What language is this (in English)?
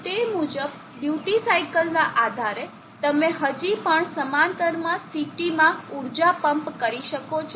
Gujarati